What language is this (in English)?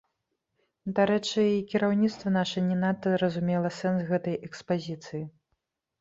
Belarusian